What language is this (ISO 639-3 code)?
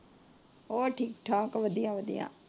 pan